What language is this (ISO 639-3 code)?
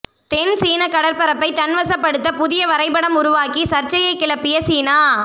tam